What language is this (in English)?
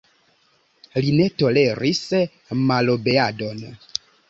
Esperanto